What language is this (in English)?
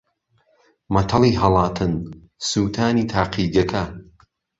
Central Kurdish